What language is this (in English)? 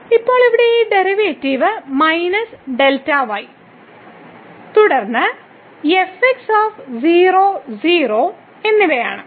Malayalam